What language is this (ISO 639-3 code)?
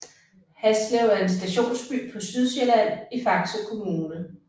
dan